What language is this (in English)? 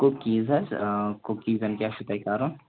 Kashmiri